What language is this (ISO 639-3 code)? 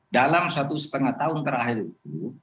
ind